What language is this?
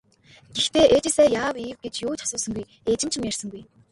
Mongolian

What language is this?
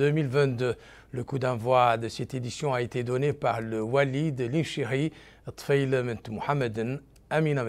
French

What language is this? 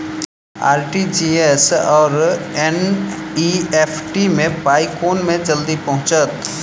Maithili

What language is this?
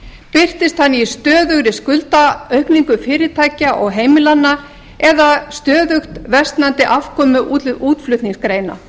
Icelandic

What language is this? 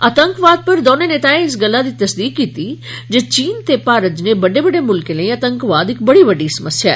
Dogri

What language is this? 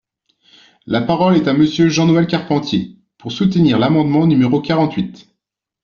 French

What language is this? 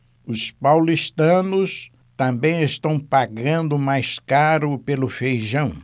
Portuguese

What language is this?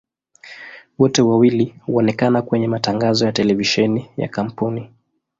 Swahili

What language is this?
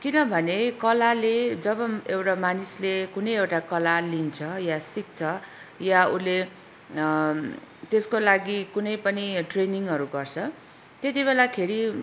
Nepali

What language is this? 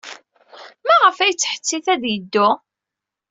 Kabyle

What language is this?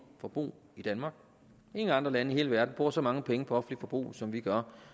Danish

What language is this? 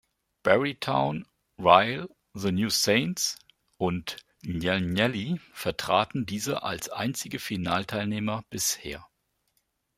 German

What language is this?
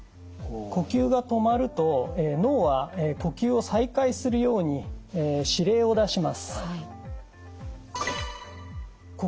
Japanese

